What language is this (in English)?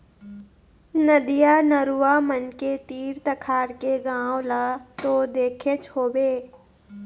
Chhattisgarhi